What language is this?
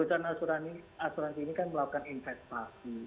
Indonesian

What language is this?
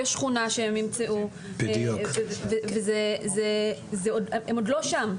Hebrew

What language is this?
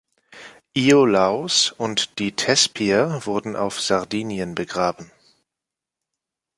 German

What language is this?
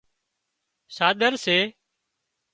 Wadiyara Koli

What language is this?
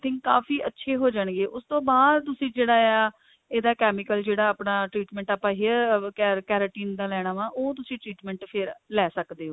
Punjabi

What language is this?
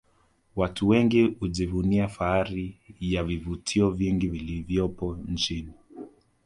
Swahili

